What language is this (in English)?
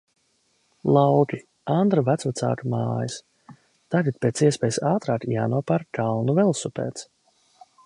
Latvian